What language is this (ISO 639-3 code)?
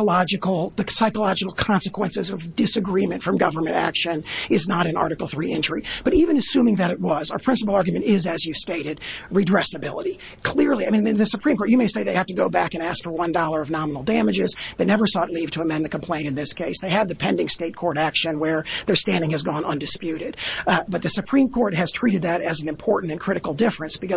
eng